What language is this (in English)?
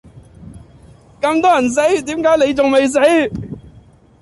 Cantonese